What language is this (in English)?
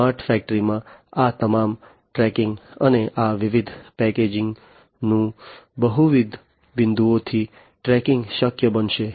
Gujarati